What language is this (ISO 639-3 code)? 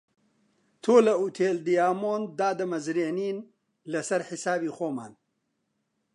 ckb